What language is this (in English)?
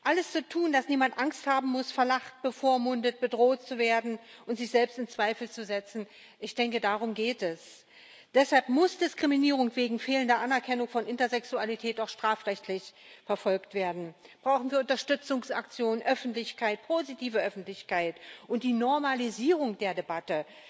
German